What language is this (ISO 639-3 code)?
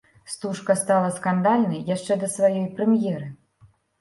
bel